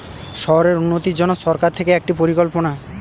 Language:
Bangla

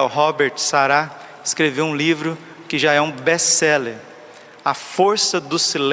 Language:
Portuguese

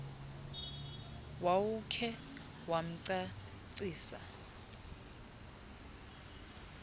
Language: Xhosa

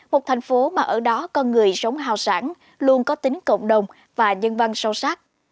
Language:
Vietnamese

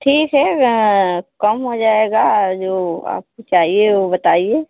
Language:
Hindi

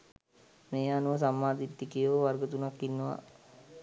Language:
Sinhala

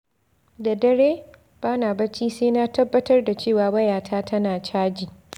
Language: Hausa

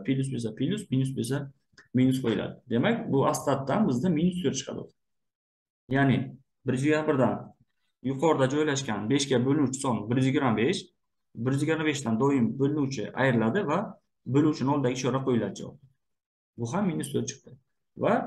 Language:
Turkish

